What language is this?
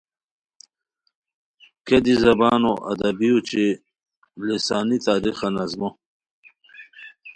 Khowar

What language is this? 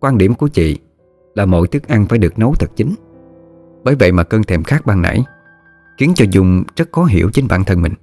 Vietnamese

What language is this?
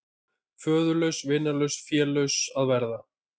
Icelandic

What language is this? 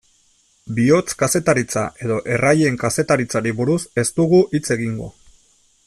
Basque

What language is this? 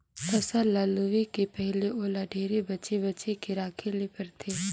Chhattisgarhi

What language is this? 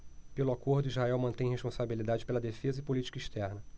Portuguese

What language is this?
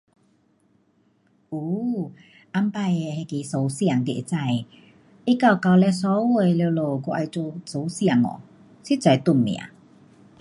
Pu-Xian Chinese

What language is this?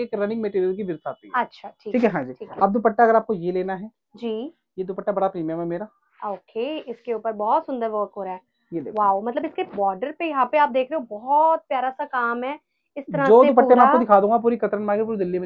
Hindi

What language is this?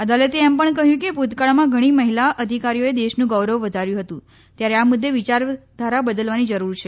Gujarati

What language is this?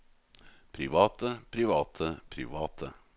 Norwegian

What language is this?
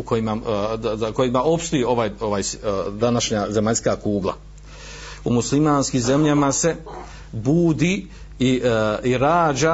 Croatian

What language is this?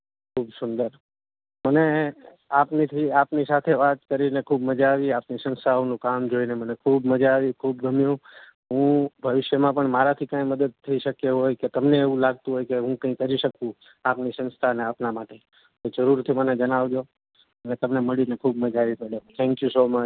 Gujarati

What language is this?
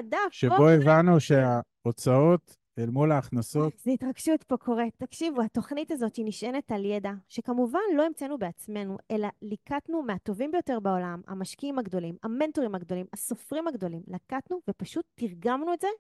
Hebrew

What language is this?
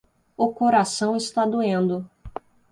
Portuguese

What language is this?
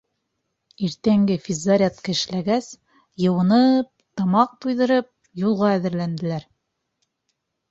Bashkir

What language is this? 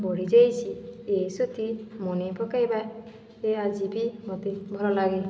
Odia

